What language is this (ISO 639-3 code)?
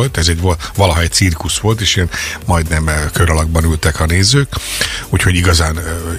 hun